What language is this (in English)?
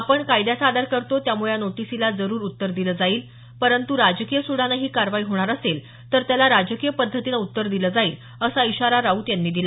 Marathi